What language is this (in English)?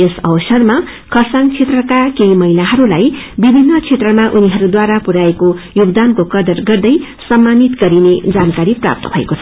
Nepali